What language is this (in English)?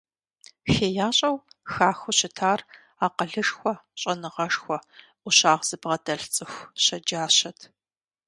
Kabardian